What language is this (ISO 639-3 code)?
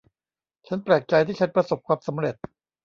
tha